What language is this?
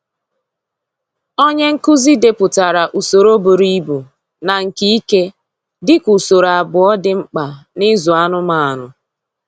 Igbo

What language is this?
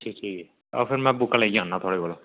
Dogri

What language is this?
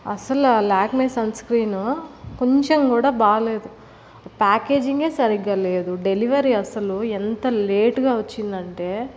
Telugu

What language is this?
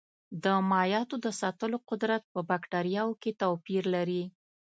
Pashto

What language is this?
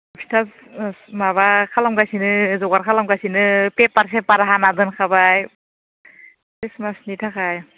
Bodo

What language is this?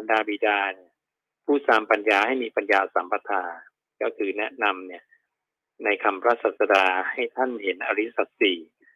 Thai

